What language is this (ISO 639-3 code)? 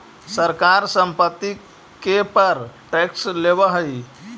mag